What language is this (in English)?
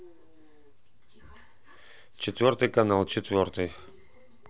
Russian